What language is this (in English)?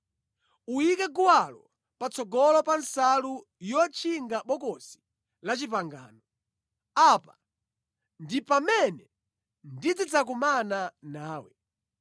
Nyanja